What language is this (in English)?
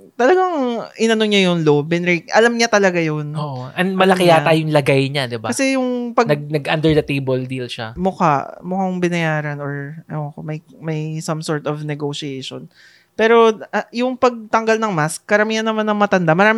Filipino